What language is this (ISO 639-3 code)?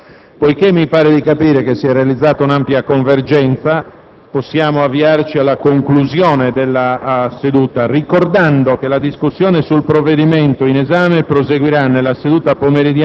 ita